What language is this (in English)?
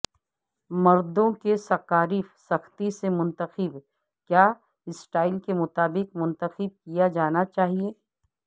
Urdu